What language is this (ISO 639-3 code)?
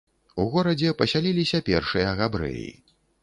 bel